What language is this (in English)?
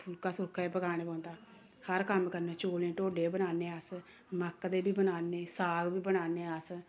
Dogri